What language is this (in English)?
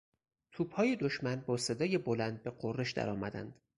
Persian